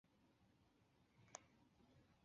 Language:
Chinese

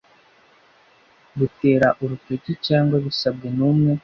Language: Kinyarwanda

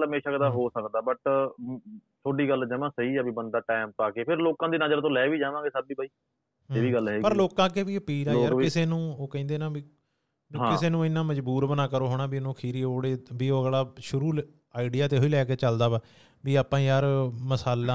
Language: Punjabi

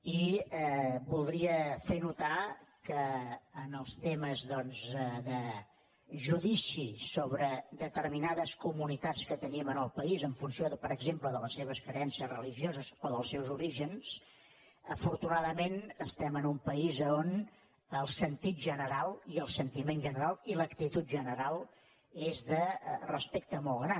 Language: Catalan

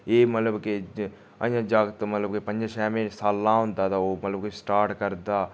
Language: Dogri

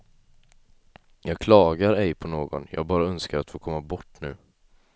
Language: Swedish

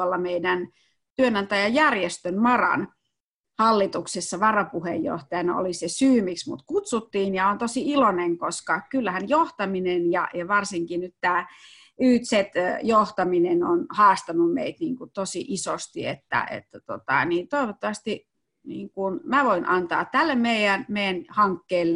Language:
Finnish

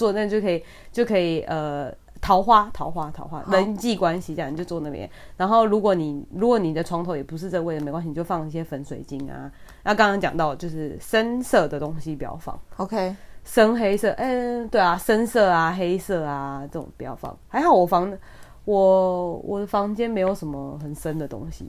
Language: Chinese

